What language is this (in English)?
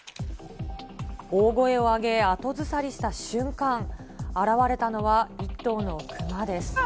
Japanese